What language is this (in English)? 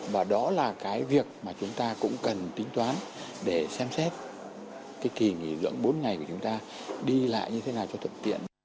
Vietnamese